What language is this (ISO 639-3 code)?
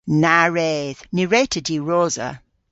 cor